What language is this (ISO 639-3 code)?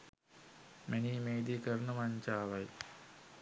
sin